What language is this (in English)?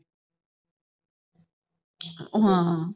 Punjabi